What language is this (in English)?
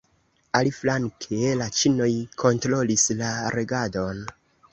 Esperanto